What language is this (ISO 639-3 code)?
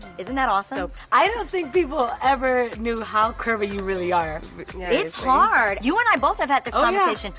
eng